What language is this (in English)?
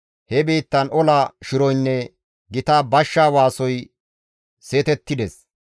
Gamo